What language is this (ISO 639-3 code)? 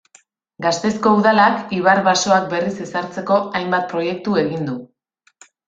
eus